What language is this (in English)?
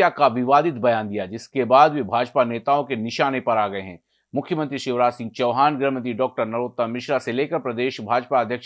Hindi